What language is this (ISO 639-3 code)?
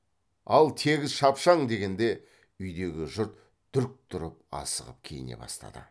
kaz